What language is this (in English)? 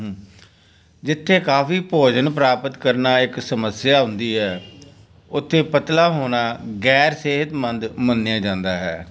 Punjabi